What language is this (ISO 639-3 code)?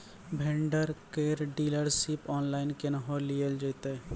mai